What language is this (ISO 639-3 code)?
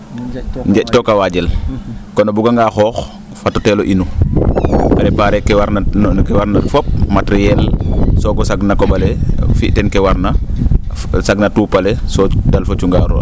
srr